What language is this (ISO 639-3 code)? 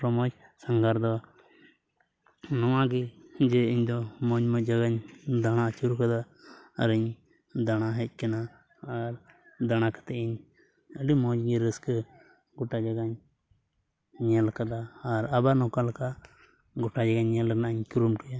sat